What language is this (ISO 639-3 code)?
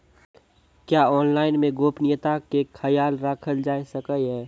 mai